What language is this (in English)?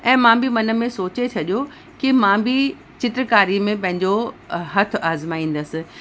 Sindhi